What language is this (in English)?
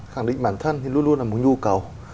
Vietnamese